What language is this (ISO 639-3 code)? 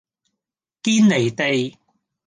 yue